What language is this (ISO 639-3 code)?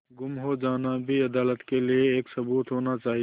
hin